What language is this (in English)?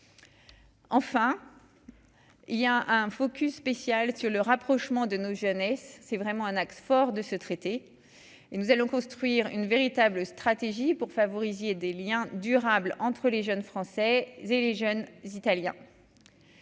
French